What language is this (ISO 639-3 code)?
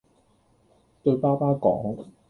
yue